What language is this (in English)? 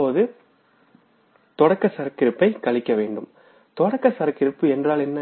Tamil